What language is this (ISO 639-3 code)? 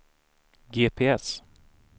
swe